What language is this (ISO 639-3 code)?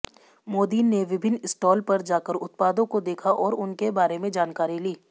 hin